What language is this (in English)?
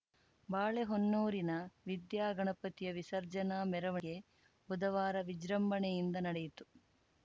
Kannada